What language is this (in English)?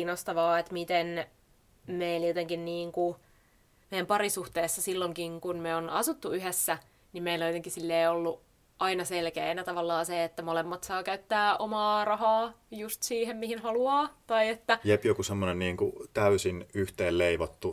Finnish